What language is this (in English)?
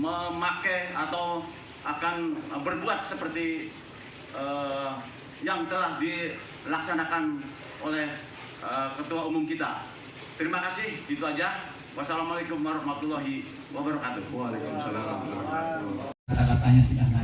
Indonesian